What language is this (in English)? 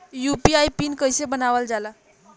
Bhojpuri